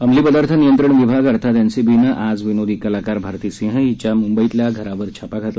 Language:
Marathi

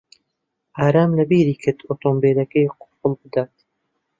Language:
Central Kurdish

